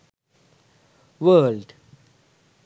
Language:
Sinhala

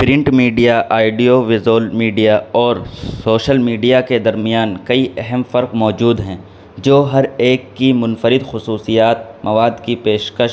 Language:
Urdu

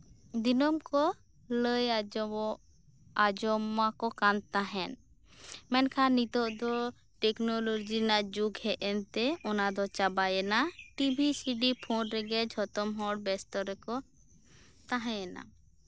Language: Santali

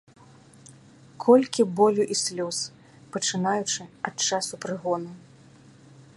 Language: Belarusian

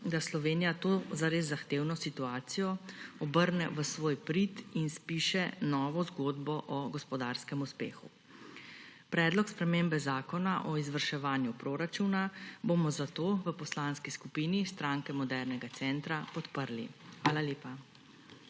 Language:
Slovenian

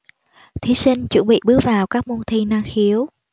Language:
Vietnamese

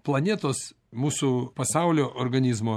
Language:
Lithuanian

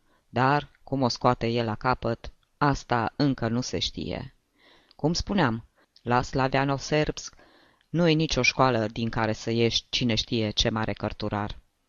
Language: Romanian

